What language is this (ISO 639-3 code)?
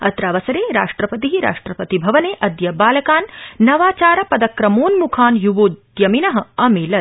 san